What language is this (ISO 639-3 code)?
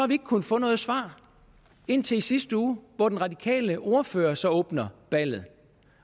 dan